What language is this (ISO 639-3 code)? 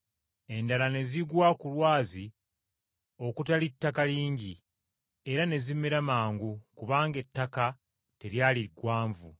lug